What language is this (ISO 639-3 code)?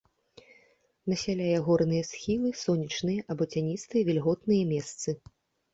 bel